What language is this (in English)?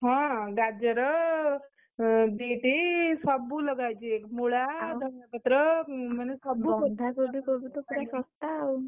Odia